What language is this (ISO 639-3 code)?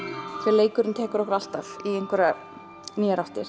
isl